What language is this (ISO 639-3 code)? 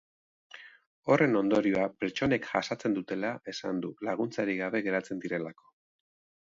eus